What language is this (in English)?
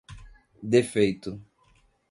Portuguese